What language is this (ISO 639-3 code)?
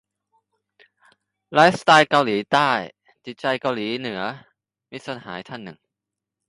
tha